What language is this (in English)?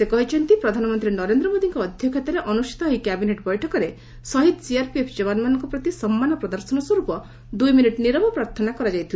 Odia